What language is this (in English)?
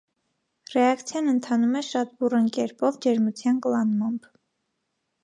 Armenian